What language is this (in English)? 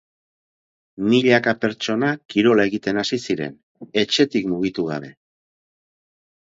Basque